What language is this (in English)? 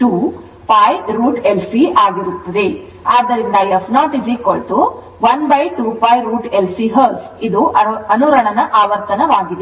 Kannada